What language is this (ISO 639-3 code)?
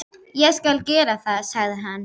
isl